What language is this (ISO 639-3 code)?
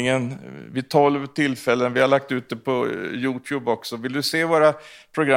swe